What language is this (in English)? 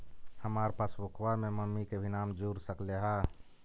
Magahi